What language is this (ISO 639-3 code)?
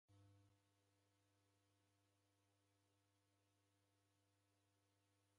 dav